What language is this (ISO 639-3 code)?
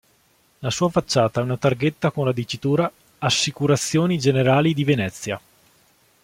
ita